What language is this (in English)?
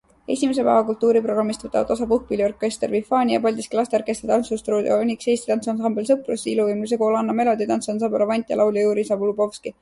Estonian